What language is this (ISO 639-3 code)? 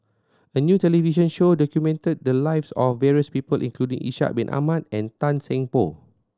eng